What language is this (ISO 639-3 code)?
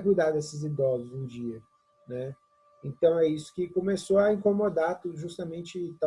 por